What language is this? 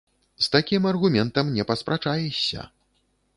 Belarusian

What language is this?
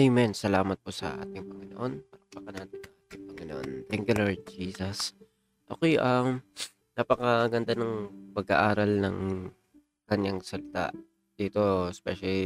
Filipino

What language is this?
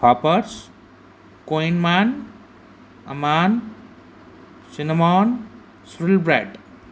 Sindhi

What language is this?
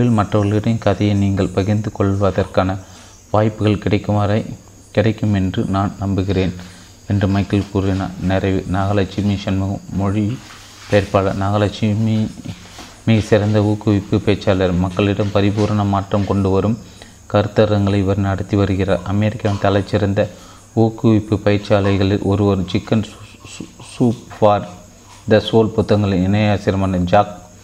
Tamil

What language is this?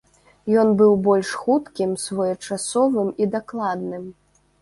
Belarusian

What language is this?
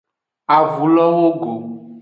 Aja (Benin)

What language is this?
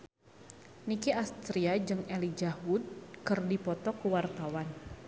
Sundanese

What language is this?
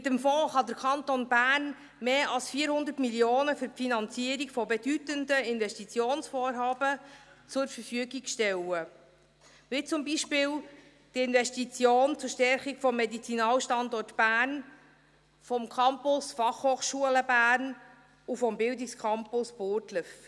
Swiss German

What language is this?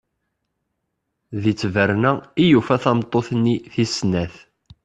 Kabyle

